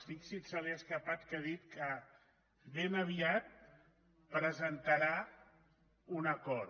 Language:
Catalan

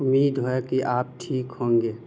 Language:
Urdu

